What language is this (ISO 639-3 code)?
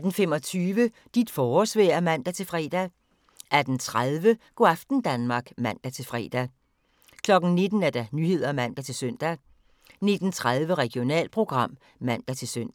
dan